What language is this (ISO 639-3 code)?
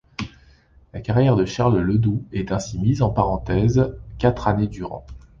fra